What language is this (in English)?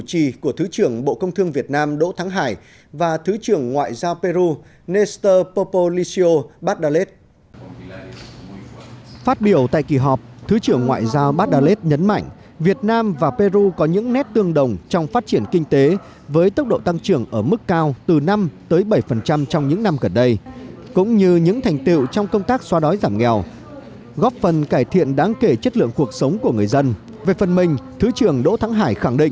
Vietnamese